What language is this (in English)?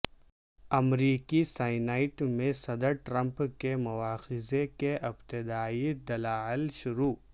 Urdu